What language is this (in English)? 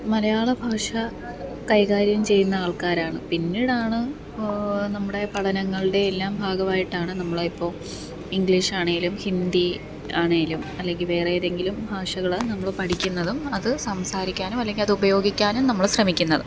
Malayalam